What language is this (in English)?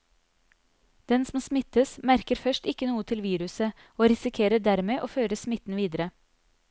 Norwegian